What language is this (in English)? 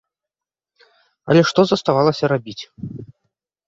Belarusian